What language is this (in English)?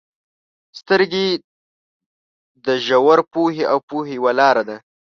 Pashto